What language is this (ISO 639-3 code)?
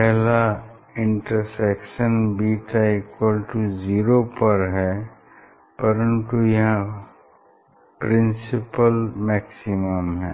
hin